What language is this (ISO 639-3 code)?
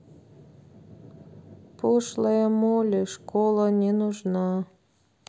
rus